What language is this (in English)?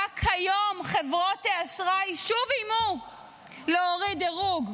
Hebrew